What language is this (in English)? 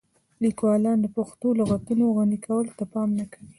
Pashto